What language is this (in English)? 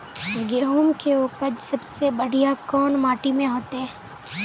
Magahi